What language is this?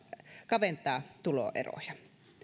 Finnish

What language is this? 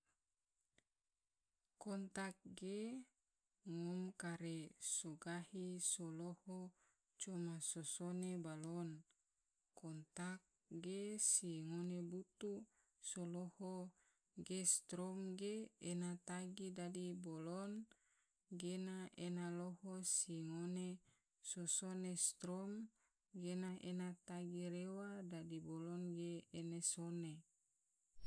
Tidore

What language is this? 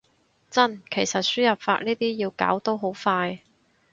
Cantonese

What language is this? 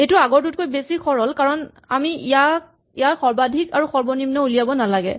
Assamese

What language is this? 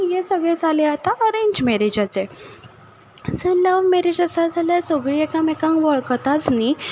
Konkani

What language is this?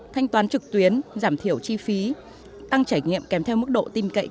Vietnamese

